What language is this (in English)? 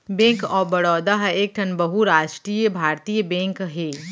Chhattisgarhi